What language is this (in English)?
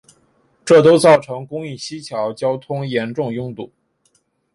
Chinese